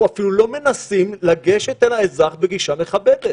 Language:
Hebrew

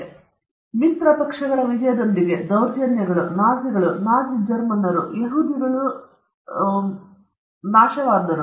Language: Kannada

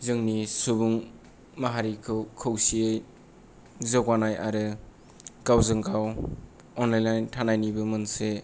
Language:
Bodo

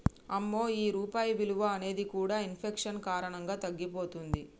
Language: Telugu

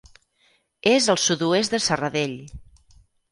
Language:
Catalan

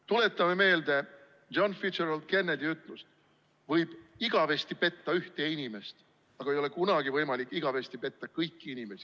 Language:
Estonian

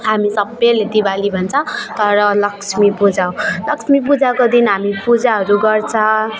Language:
Nepali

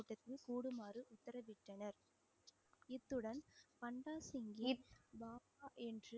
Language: Tamil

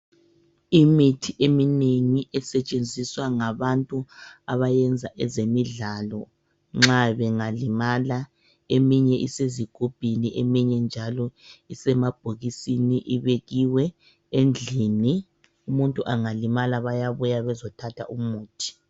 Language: North Ndebele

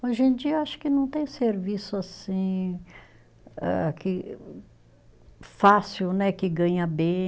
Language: Portuguese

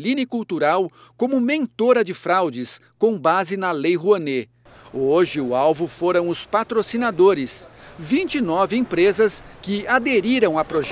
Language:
Portuguese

